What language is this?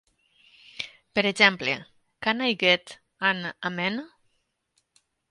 Catalan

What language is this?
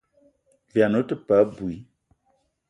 Eton (Cameroon)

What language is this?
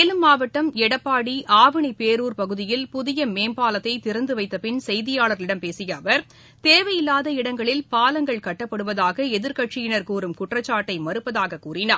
Tamil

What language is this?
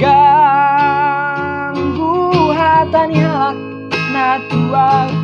Indonesian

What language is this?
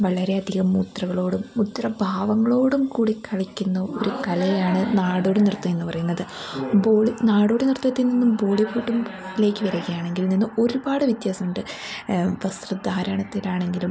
Malayalam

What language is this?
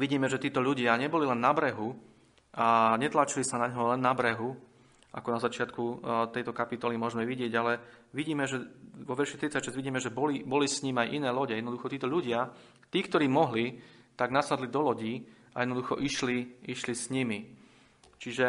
Slovak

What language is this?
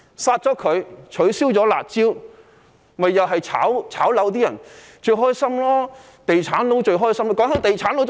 Cantonese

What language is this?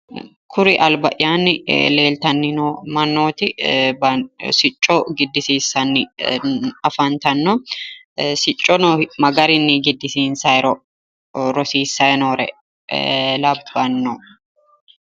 Sidamo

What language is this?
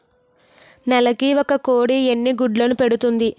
Telugu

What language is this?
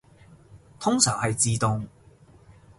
Cantonese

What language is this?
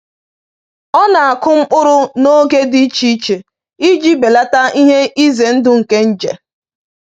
Igbo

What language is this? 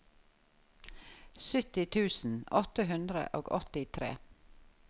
Norwegian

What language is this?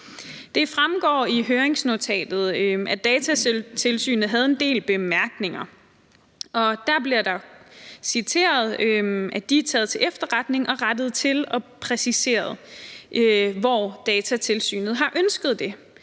Danish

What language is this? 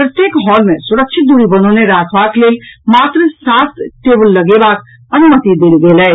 Maithili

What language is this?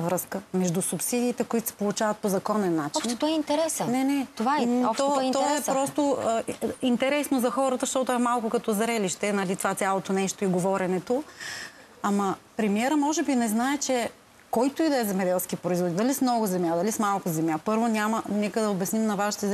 Bulgarian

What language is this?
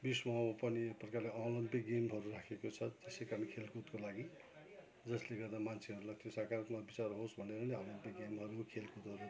Nepali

